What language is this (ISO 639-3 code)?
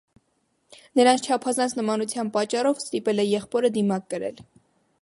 hye